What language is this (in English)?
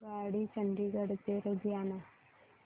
Marathi